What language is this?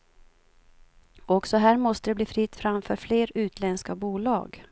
Swedish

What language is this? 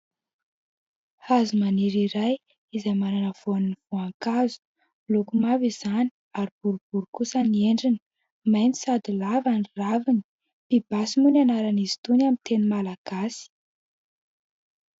Malagasy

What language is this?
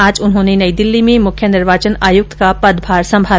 Hindi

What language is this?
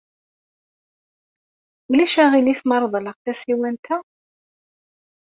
Kabyle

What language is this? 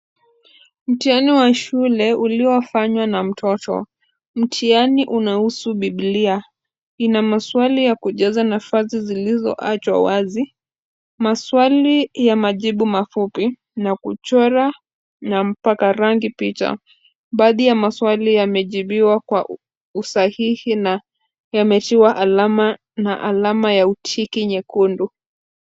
Swahili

